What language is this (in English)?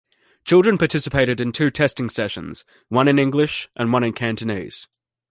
English